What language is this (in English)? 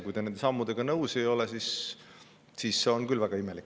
Estonian